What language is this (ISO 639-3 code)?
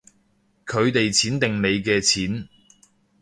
yue